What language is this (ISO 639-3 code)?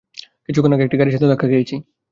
ben